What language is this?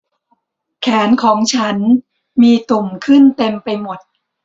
Thai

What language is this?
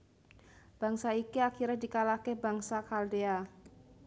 Javanese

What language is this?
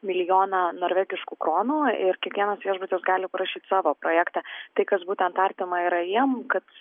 Lithuanian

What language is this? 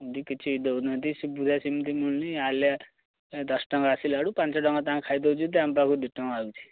Odia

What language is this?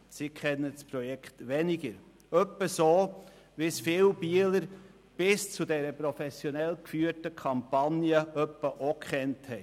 Swiss German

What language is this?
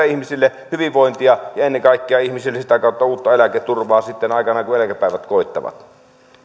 Finnish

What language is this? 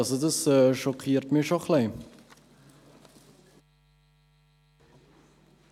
Swiss German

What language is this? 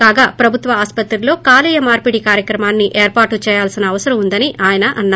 Telugu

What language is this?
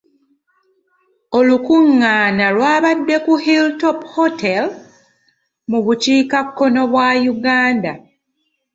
Ganda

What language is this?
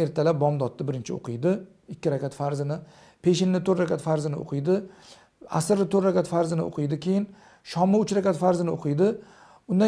Turkish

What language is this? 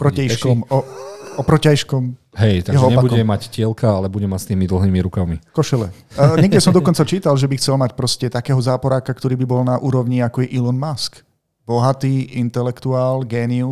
Slovak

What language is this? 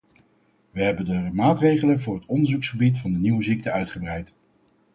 Dutch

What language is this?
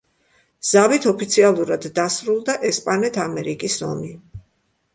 Georgian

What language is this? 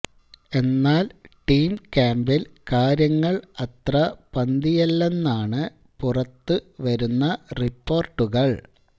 Malayalam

